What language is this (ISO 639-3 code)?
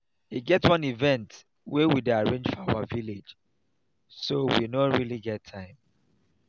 pcm